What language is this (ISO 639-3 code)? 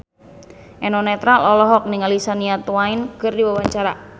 sun